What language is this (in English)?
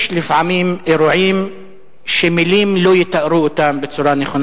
Hebrew